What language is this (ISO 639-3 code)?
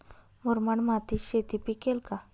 mar